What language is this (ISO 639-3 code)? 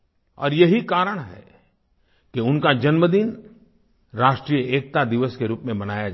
hin